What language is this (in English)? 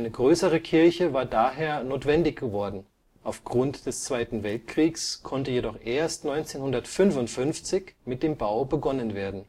German